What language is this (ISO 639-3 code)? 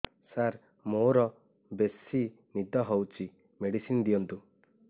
ori